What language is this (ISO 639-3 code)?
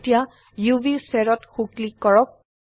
asm